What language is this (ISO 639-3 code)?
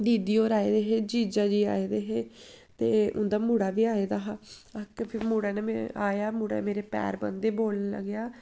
doi